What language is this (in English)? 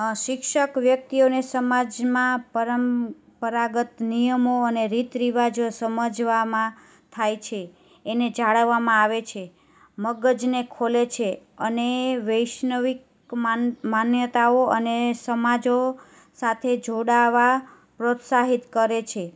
Gujarati